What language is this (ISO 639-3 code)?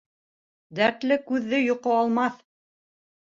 bak